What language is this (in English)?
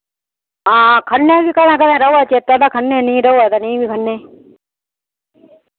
Dogri